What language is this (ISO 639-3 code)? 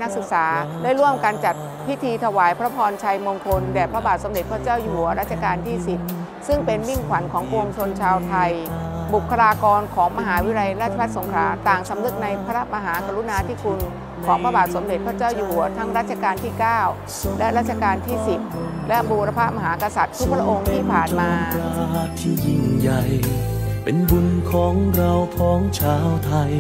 tha